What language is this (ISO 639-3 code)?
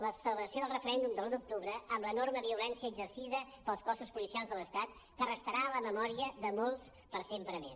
cat